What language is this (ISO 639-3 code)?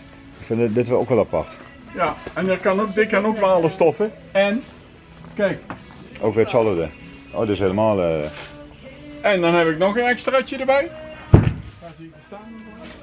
nld